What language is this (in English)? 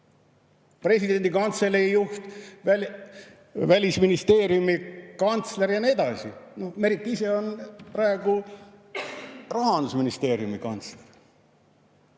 Estonian